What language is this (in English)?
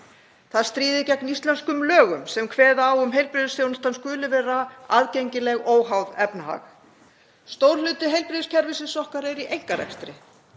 Icelandic